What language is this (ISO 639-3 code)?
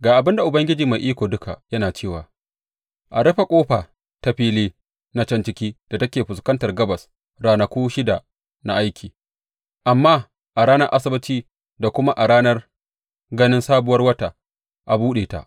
hau